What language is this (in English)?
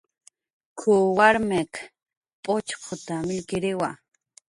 Jaqaru